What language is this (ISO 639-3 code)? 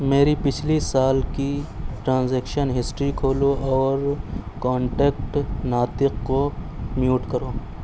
urd